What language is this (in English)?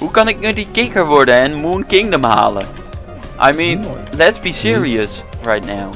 Dutch